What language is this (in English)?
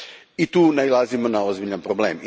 Croatian